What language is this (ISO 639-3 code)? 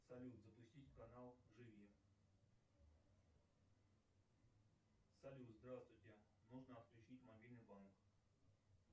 rus